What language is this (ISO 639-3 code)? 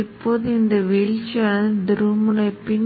tam